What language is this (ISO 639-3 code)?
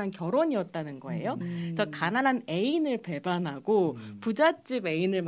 kor